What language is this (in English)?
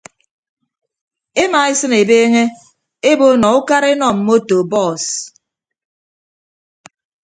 Ibibio